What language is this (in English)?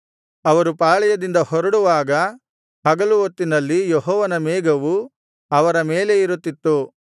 Kannada